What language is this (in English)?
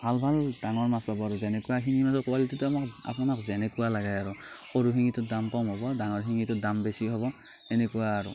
Assamese